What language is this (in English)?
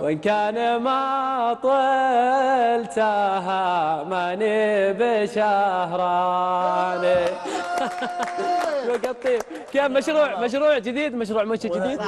Arabic